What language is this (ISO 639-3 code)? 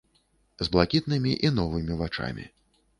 bel